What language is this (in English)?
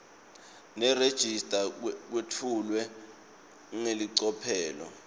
Swati